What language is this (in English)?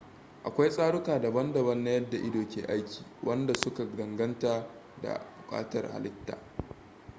Hausa